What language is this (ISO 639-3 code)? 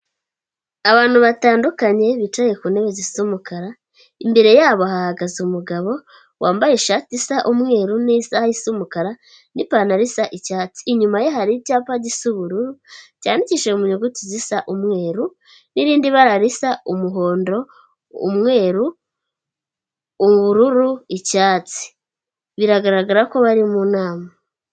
kin